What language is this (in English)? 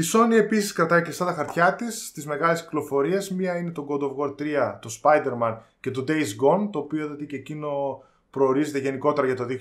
Greek